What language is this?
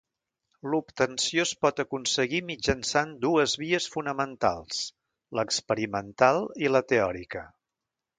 Catalan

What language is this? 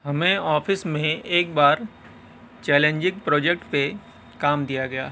Urdu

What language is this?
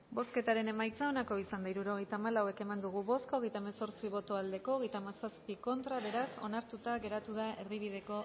Basque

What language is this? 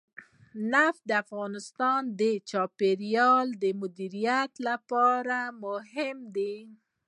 Pashto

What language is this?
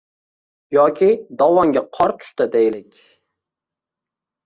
Uzbek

